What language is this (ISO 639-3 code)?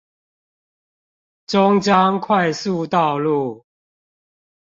zho